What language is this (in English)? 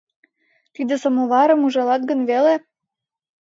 Mari